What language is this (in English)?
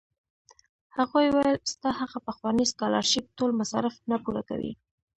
Pashto